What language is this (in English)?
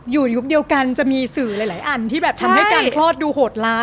Thai